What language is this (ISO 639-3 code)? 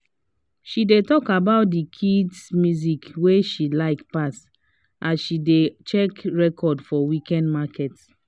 pcm